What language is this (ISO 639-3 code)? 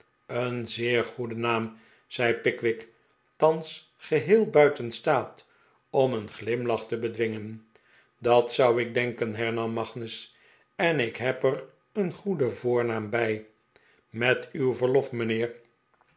nld